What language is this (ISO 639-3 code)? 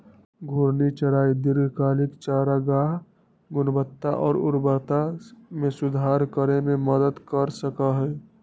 mag